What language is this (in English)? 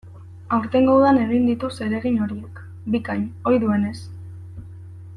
Basque